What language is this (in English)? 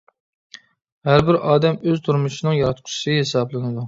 Uyghur